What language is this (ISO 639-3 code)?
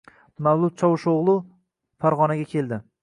uzb